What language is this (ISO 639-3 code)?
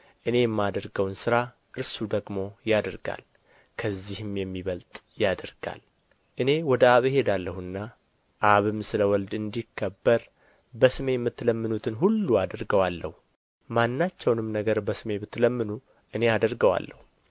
amh